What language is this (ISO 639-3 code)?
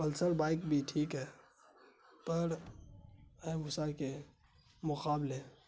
urd